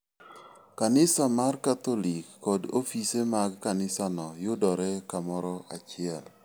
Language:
Luo (Kenya and Tanzania)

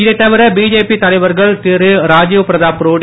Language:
Tamil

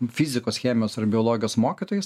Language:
Lithuanian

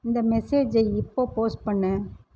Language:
Tamil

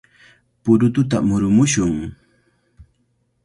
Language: Cajatambo North Lima Quechua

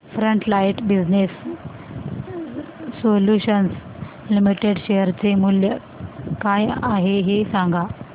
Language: Marathi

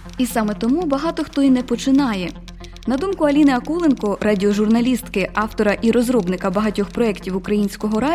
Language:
Ukrainian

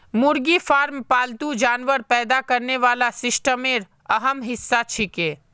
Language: Magahi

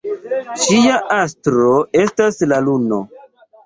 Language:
Esperanto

